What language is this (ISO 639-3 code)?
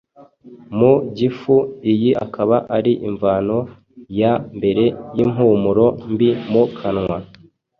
kin